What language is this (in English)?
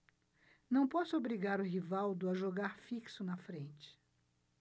Portuguese